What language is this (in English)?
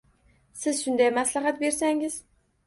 Uzbek